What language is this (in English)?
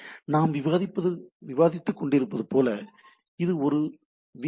Tamil